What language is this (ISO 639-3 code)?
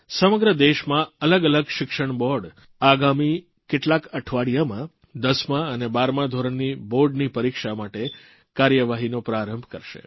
guj